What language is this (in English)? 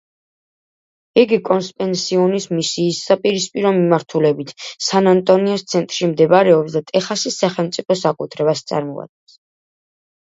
Georgian